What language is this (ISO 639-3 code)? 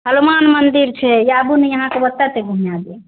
mai